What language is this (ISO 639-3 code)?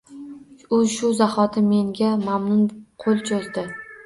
uzb